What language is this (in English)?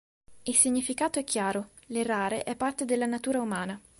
Italian